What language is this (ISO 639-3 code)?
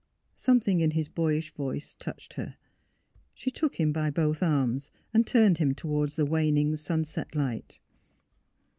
eng